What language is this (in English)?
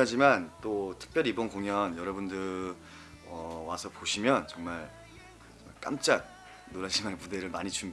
Korean